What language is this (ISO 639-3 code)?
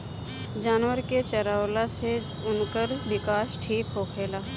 bho